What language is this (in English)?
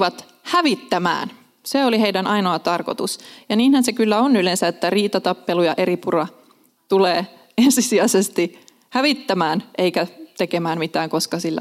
Finnish